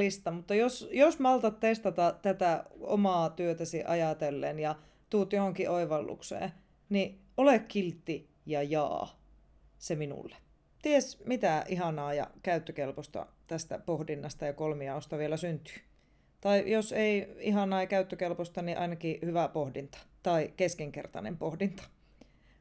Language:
Finnish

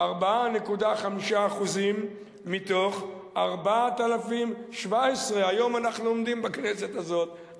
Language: Hebrew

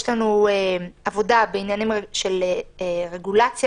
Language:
Hebrew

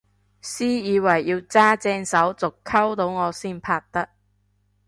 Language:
Cantonese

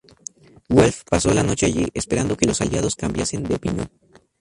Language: Spanish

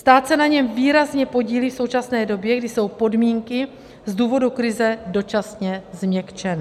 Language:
Czech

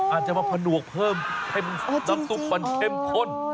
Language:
Thai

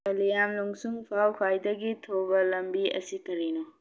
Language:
Manipuri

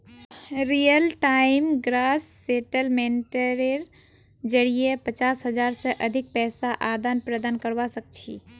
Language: Magahi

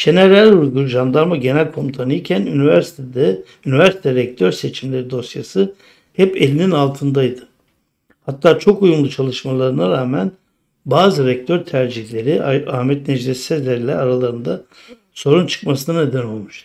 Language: Turkish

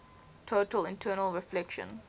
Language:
English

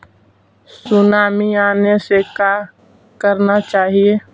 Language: Magahi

